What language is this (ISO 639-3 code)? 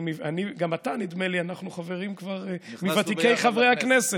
heb